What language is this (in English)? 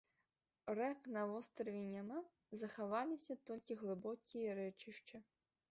Belarusian